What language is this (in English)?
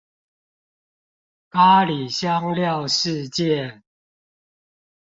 Chinese